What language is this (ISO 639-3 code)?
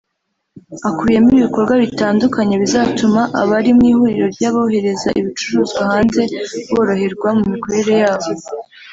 kin